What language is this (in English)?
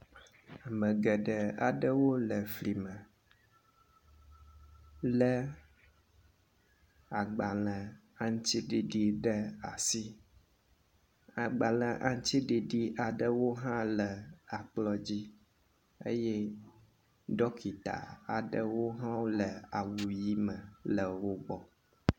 Ewe